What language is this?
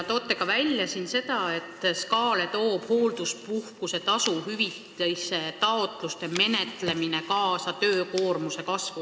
Estonian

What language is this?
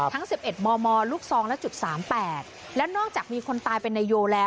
Thai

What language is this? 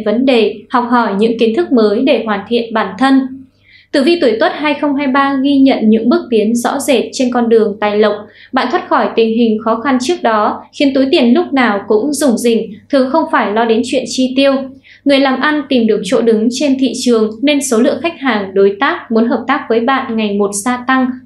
Vietnamese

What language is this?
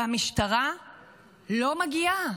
Hebrew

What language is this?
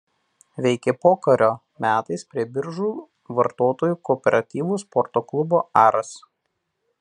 Lithuanian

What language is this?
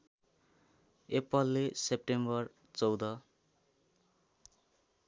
Nepali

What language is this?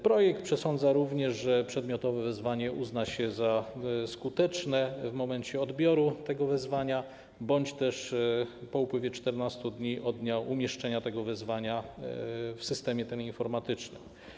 Polish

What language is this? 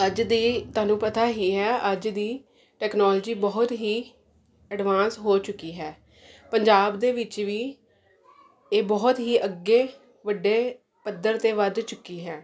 Punjabi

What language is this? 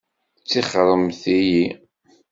Kabyle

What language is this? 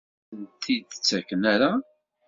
Kabyle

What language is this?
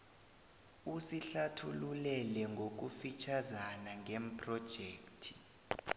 South Ndebele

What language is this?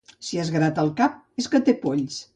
Catalan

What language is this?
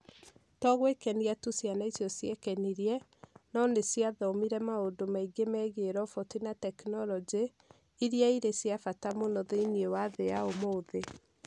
Kikuyu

